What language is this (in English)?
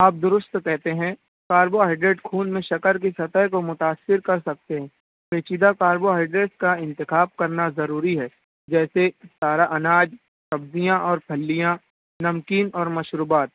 Urdu